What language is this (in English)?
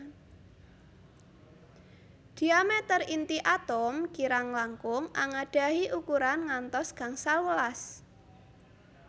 Javanese